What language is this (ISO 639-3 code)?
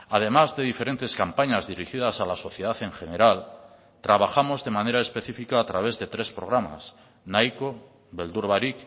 spa